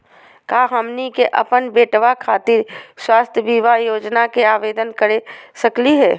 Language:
Magahi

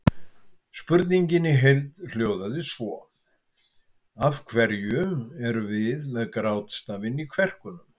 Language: Icelandic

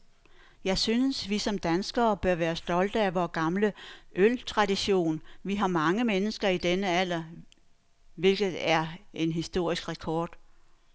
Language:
Danish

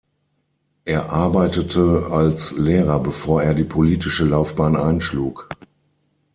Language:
German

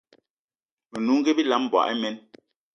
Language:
Eton (Cameroon)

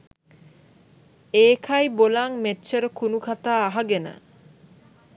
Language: Sinhala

